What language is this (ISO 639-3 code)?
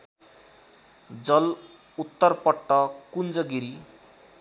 nep